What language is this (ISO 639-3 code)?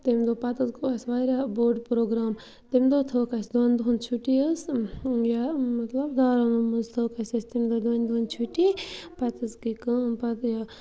kas